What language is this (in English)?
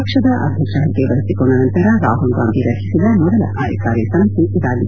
Kannada